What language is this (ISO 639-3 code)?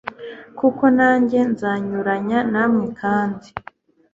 kin